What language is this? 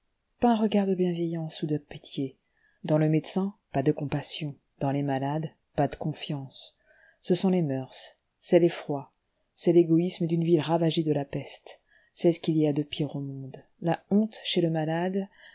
French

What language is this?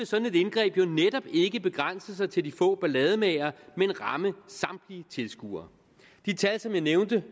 Danish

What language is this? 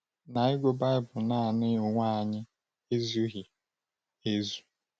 Igbo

